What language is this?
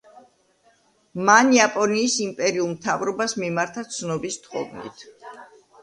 Georgian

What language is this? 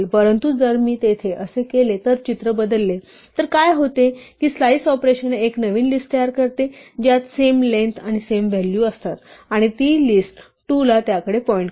Marathi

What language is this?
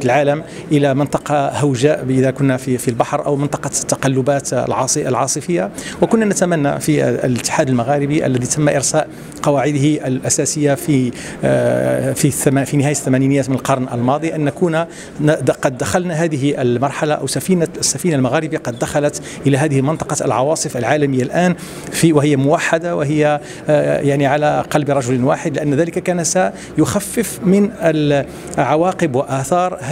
Arabic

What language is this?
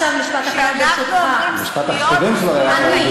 Hebrew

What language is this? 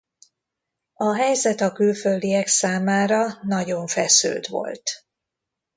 Hungarian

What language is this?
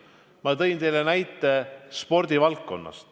Estonian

